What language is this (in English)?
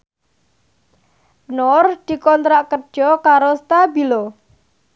Javanese